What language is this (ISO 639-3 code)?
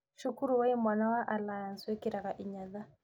kik